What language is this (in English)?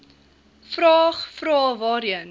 Afrikaans